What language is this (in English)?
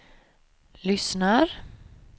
Swedish